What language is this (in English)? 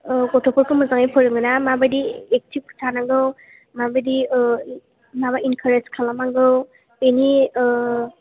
Bodo